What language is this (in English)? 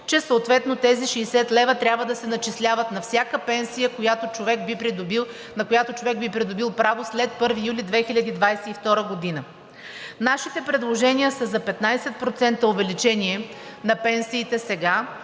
Bulgarian